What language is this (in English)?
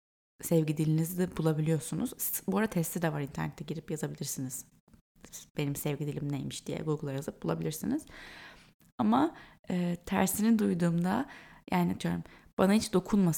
Turkish